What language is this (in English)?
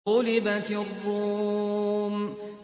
Arabic